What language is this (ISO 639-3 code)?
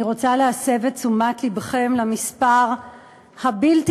heb